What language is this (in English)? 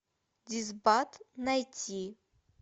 Russian